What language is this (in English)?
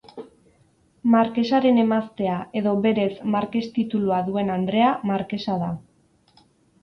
Basque